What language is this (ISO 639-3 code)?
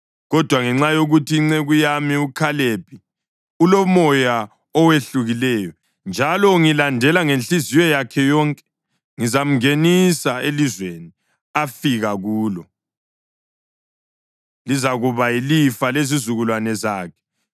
nde